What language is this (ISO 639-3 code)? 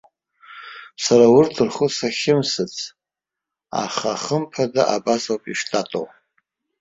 abk